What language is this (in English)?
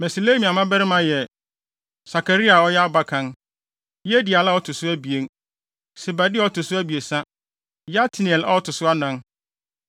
Akan